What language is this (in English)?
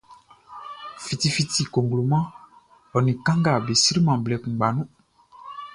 Baoulé